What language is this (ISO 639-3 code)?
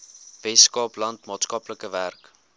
afr